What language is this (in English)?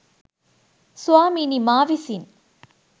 Sinhala